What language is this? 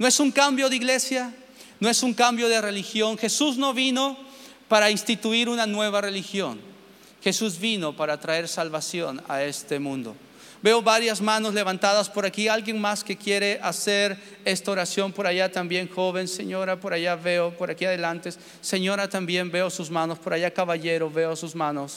Spanish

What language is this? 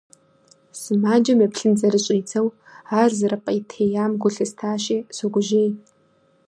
Kabardian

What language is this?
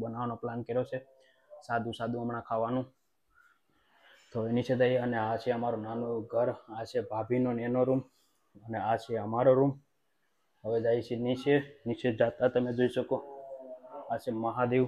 Gujarati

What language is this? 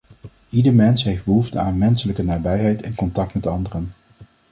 Dutch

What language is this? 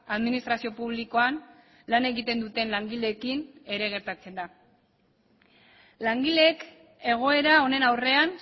Basque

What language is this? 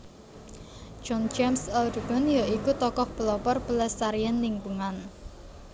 Javanese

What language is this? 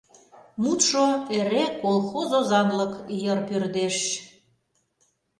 Mari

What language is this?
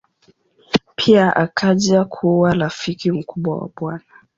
Swahili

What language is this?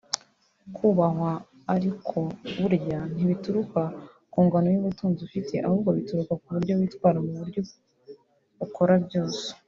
Kinyarwanda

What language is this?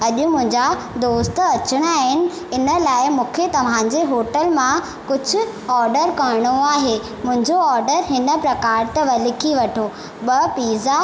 Sindhi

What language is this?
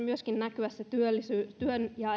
Finnish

